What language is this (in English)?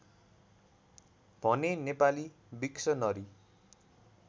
Nepali